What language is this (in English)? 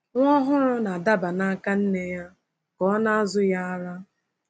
Igbo